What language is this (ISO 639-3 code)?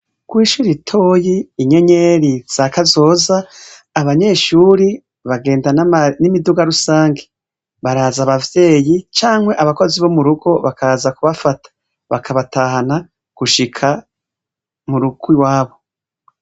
run